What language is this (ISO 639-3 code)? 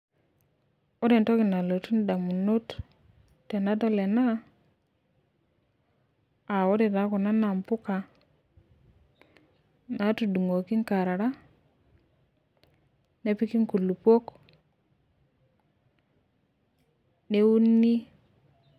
mas